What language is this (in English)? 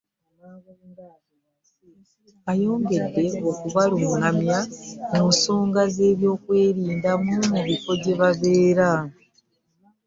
Ganda